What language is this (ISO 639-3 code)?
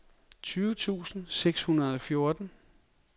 dan